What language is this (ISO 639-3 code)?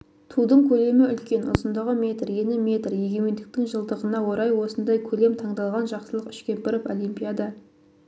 kaz